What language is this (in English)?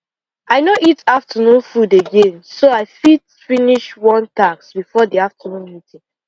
Nigerian Pidgin